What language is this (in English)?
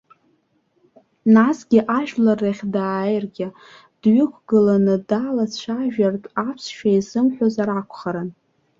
Abkhazian